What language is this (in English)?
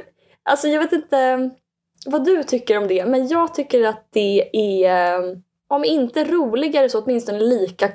Swedish